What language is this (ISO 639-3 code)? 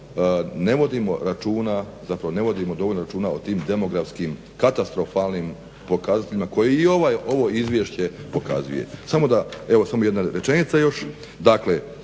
hrv